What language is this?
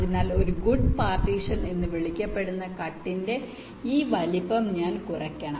Malayalam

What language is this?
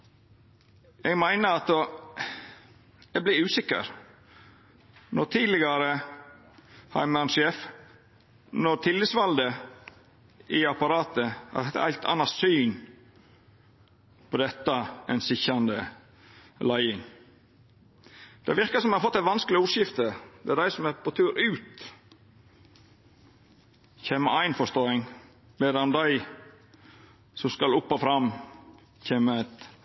Norwegian Nynorsk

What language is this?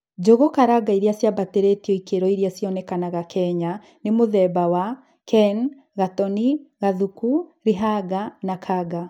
Kikuyu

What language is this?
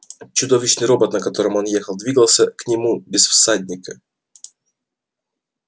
Russian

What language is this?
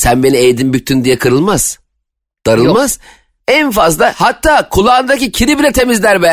Turkish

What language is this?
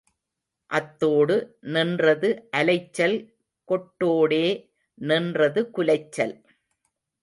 Tamil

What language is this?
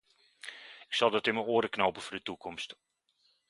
Dutch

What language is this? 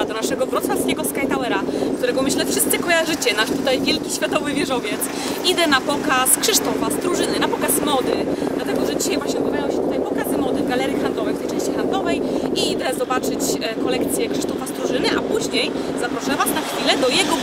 Polish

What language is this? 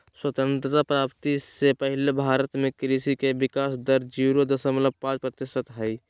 Magahi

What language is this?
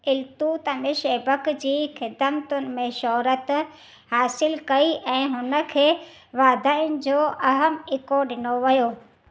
Sindhi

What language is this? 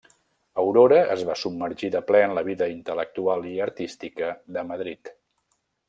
Catalan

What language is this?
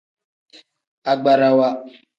Tem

